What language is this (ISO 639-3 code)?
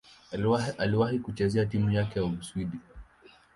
swa